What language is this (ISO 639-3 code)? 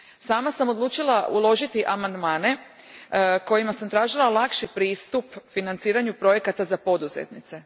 hrv